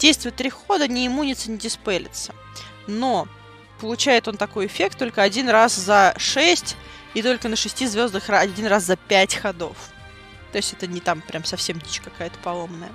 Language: Russian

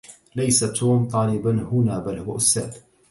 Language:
Arabic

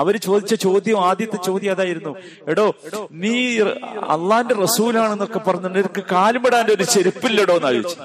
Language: Malayalam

